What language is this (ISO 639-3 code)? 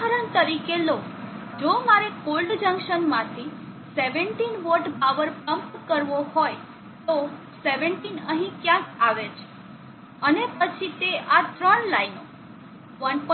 guj